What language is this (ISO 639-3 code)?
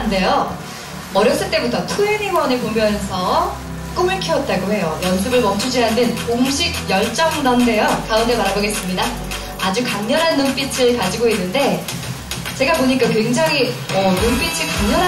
kor